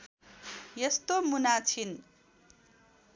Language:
Nepali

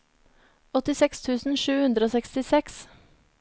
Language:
Norwegian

